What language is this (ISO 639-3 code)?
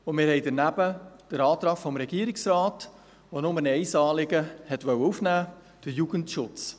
gsw